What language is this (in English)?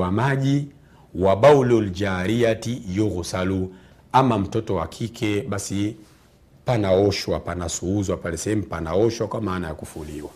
Swahili